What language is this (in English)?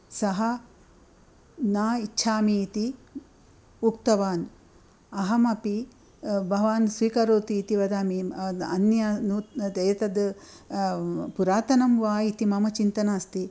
Sanskrit